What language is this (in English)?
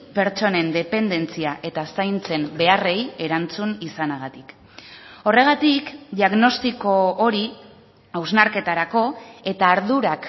Basque